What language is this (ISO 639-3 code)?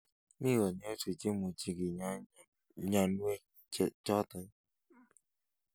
kln